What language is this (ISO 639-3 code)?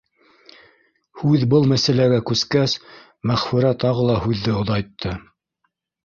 bak